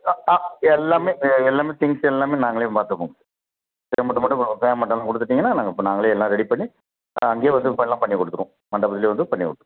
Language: Tamil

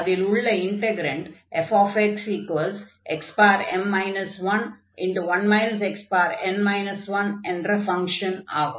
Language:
Tamil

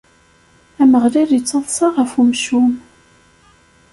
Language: Kabyle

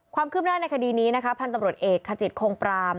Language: Thai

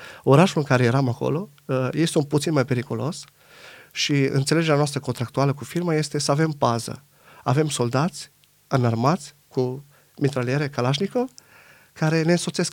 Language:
Romanian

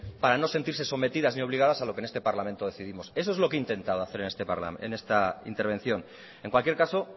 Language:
Spanish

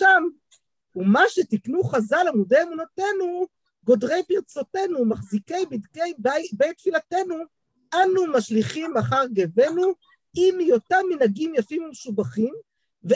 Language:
Hebrew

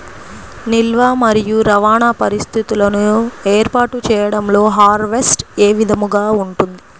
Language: Telugu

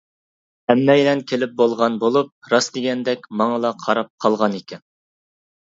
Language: Uyghur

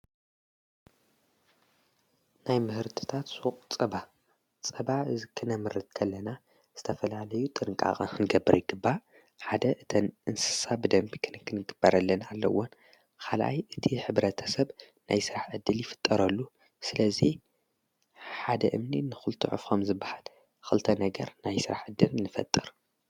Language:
Tigrinya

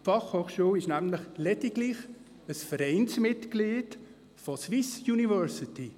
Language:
Swiss German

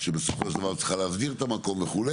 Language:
Hebrew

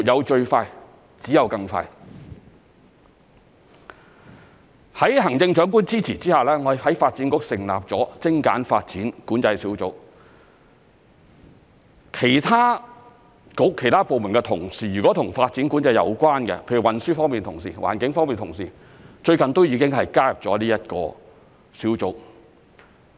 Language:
Cantonese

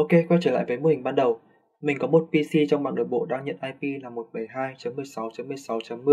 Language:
Vietnamese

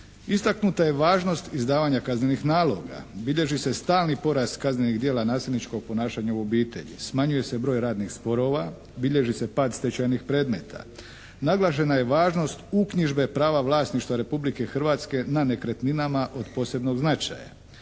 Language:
Croatian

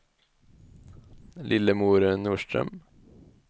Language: Swedish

